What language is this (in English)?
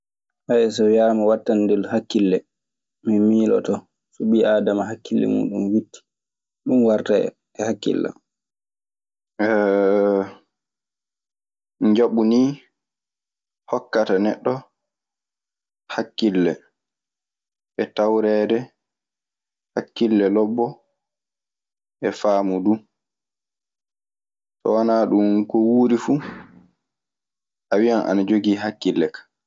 Maasina Fulfulde